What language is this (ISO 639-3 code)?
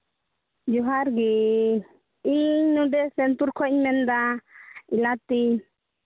sat